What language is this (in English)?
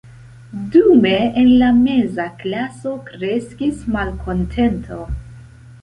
Esperanto